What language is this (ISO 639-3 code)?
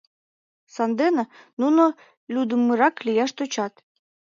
chm